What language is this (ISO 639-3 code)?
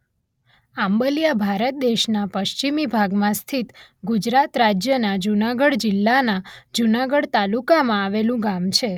guj